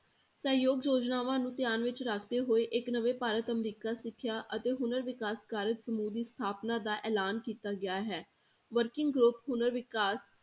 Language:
Punjabi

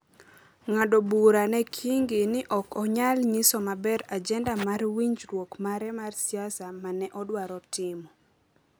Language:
Luo (Kenya and Tanzania)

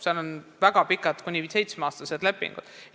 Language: Estonian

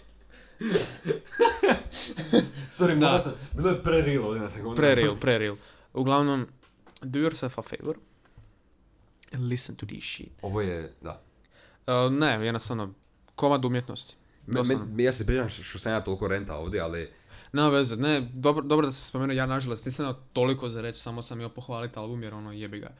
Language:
Croatian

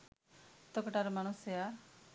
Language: Sinhala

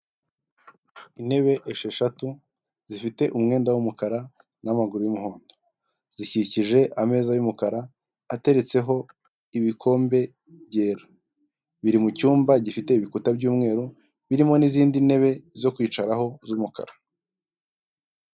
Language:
Kinyarwanda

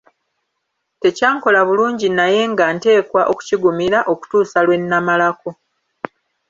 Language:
Ganda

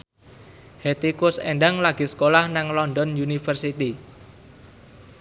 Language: Javanese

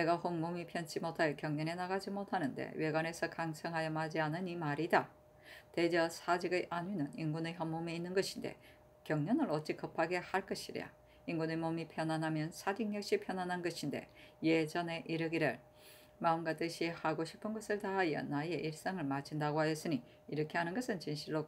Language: Korean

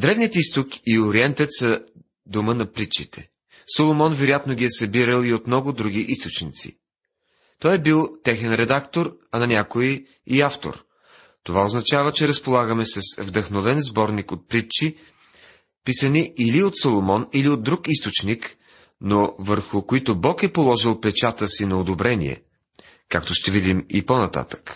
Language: Bulgarian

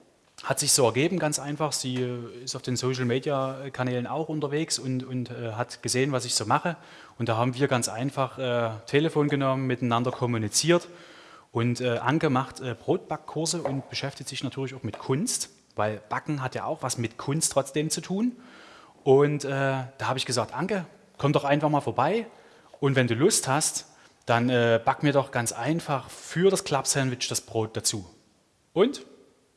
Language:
German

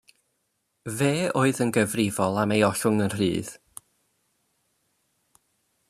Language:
Welsh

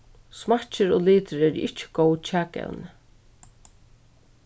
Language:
Faroese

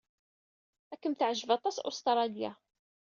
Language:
Kabyle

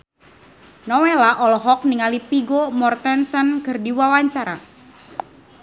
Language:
Sundanese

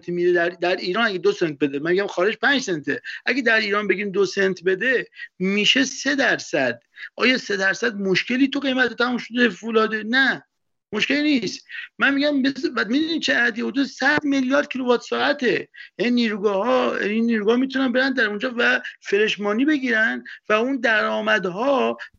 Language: Persian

